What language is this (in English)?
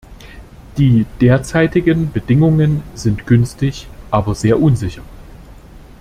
German